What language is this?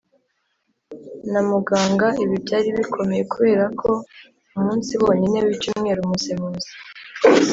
Kinyarwanda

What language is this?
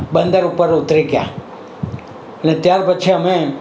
Gujarati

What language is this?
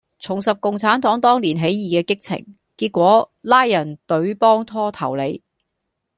Cantonese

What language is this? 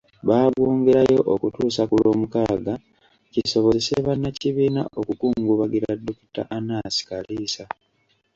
Ganda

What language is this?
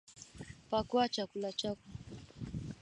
Swahili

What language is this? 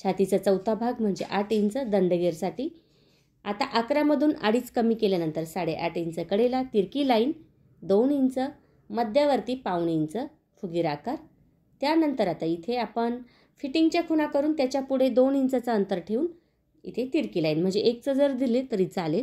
Hindi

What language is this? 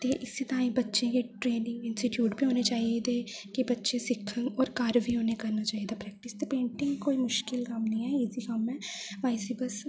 Dogri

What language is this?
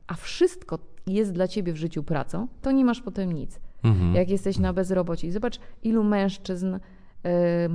Polish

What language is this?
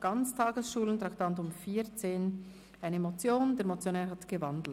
Swiss German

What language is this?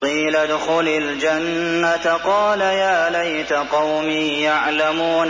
Arabic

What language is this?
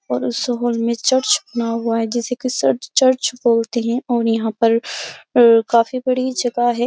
Hindi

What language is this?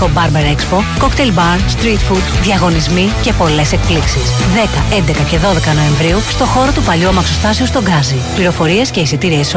Greek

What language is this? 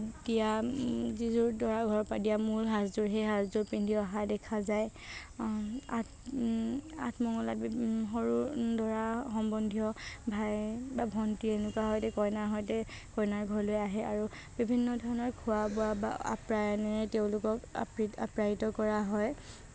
Assamese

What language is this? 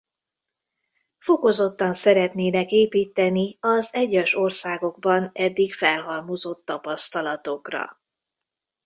Hungarian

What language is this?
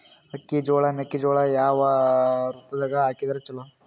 Kannada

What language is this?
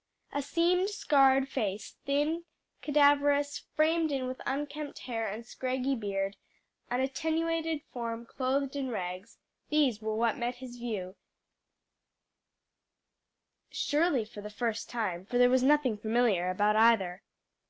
English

